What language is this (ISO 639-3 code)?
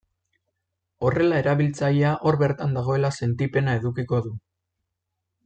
eus